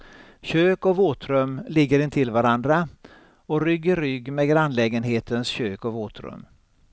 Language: Swedish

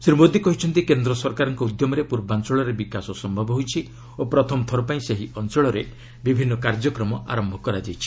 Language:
Odia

